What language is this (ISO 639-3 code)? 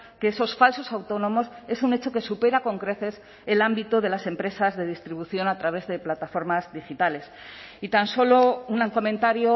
spa